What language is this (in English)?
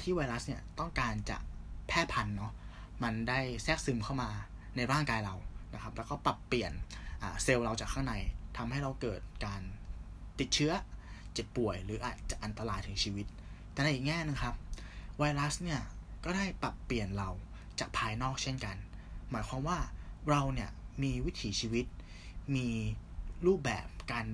Thai